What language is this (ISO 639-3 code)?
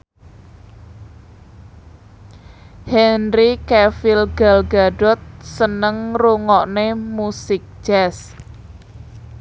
jav